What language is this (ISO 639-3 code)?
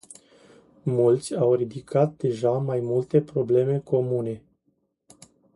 ron